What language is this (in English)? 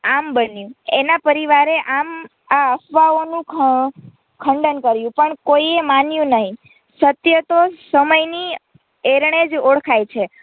Gujarati